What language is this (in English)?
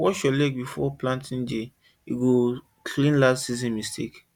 Nigerian Pidgin